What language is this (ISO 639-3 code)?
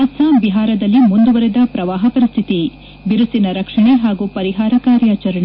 kan